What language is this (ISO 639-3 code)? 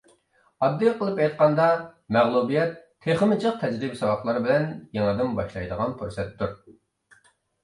uig